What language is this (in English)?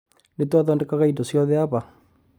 Kikuyu